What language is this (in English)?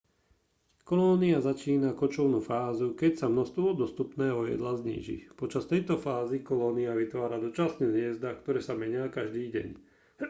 Slovak